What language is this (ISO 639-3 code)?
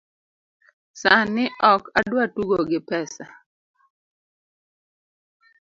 luo